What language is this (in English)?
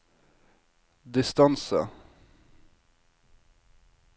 Norwegian